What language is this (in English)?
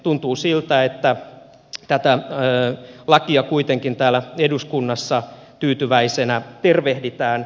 Finnish